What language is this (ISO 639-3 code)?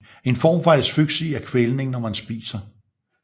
dan